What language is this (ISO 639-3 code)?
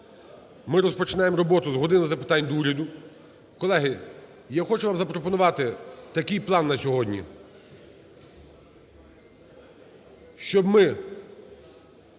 ukr